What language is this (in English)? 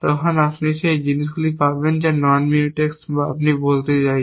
Bangla